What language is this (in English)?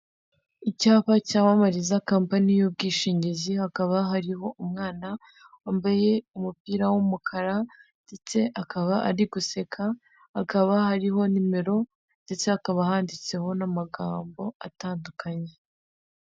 Kinyarwanda